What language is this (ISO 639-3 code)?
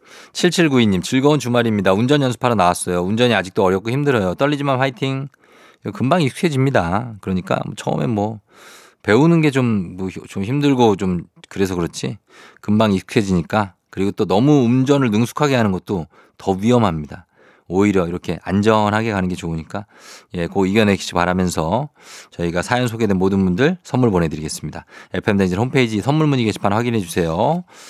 kor